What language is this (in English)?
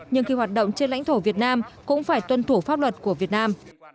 Vietnamese